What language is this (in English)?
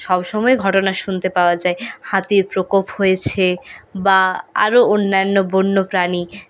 Bangla